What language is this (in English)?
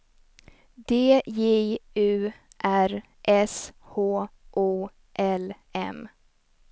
Swedish